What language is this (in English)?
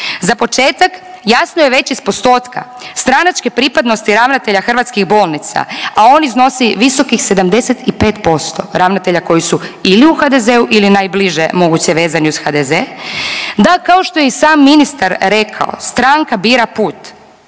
Croatian